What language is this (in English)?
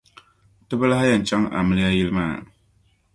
Dagbani